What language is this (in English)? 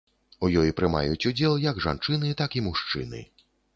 Belarusian